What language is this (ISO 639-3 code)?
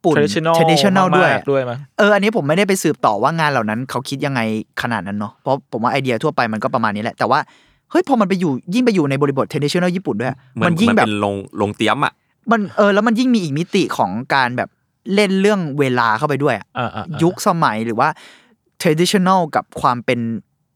tha